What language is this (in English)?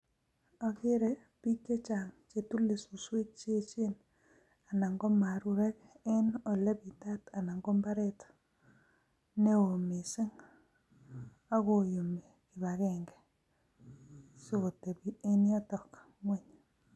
Kalenjin